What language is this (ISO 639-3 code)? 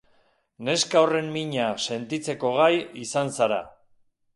eus